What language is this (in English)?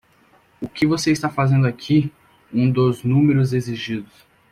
Portuguese